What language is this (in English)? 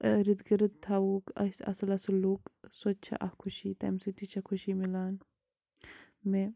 Kashmiri